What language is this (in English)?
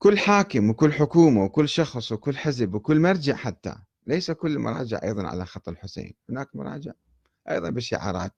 Arabic